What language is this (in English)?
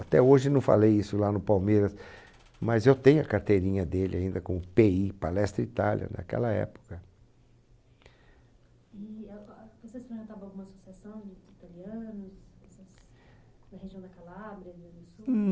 Portuguese